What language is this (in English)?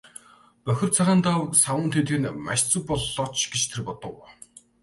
Mongolian